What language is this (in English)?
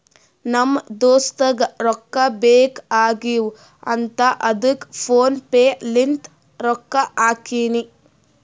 Kannada